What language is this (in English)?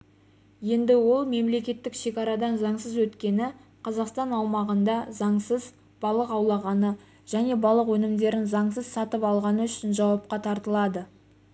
Kazakh